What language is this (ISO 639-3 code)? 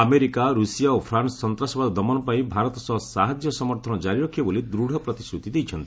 ori